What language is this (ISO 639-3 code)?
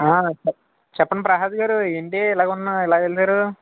tel